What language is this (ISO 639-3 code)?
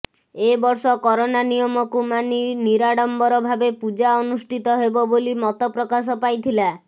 ori